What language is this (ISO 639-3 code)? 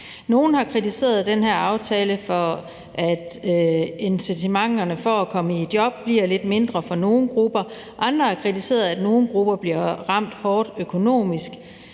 dan